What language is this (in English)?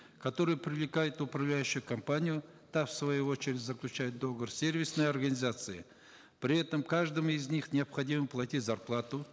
Kazakh